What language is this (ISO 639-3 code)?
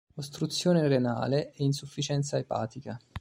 ita